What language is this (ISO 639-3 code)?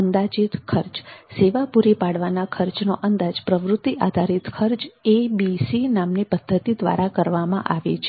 guj